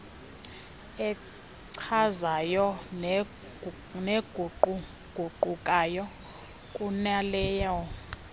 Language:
Xhosa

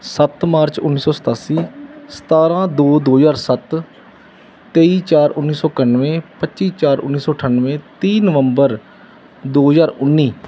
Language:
Punjabi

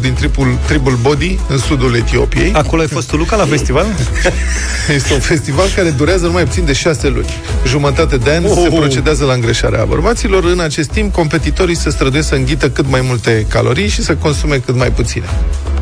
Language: Romanian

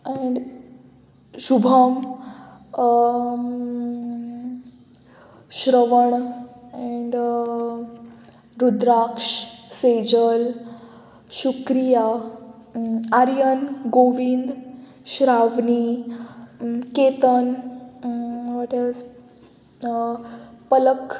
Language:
Konkani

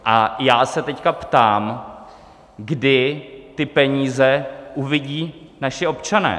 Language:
Czech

